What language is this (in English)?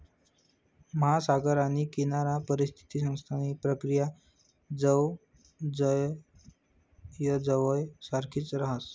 Marathi